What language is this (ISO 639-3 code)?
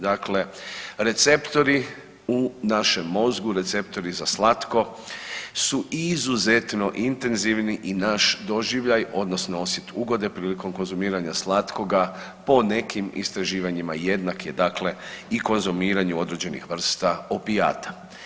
hrv